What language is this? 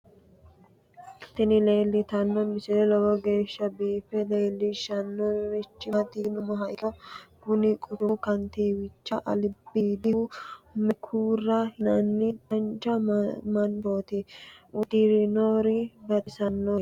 Sidamo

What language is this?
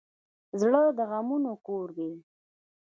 Pashto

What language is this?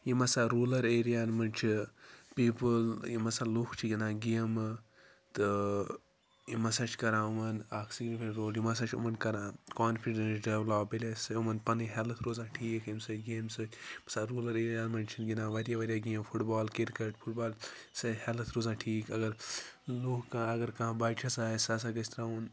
Kashmiri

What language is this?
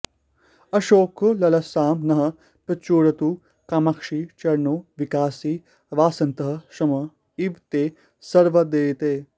Sanskrit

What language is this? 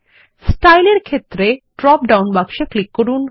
Bangla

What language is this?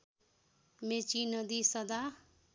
Nepali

